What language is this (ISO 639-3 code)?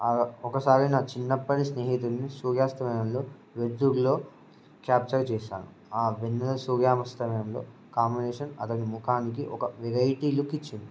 tel